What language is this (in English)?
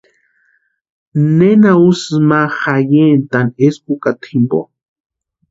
Western Highland Purepecha